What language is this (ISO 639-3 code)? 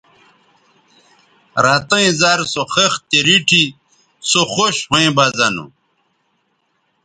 btv